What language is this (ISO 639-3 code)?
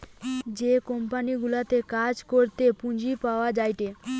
ben